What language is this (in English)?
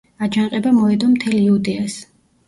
Georgian